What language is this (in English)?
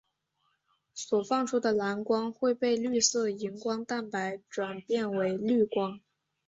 Chinese